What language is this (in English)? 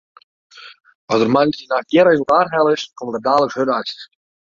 Western Frisian